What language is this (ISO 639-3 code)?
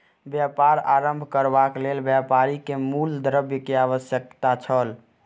mai